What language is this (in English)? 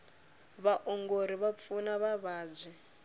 Tsonga